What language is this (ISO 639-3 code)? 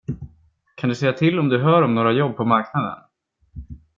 swe